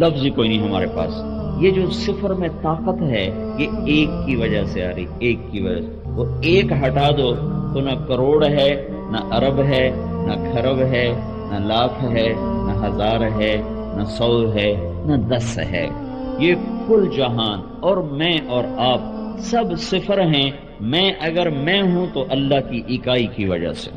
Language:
Urdu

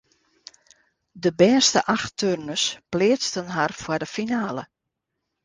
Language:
Western Frisian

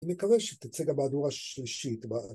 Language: Hebrew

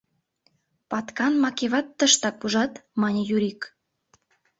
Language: Mari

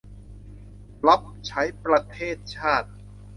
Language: Thai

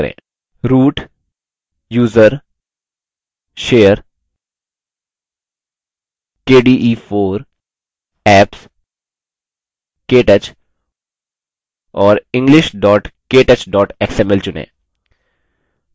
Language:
Hindi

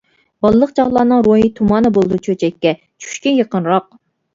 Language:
Uyghur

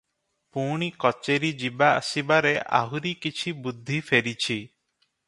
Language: Odia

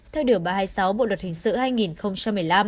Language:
Vietnamese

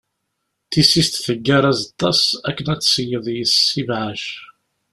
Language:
Kabyle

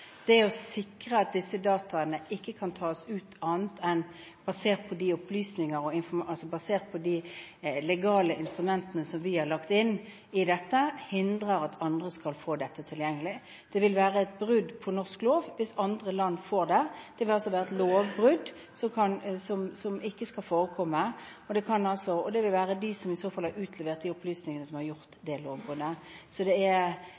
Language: Norwegian Bokmål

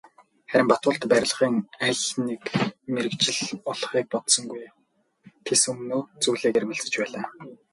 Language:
Mongolian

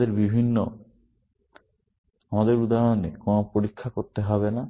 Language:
Bangla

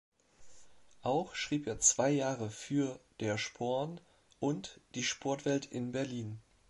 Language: German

